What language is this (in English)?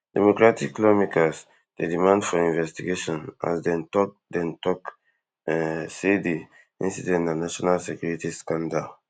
Nigerian Pidgin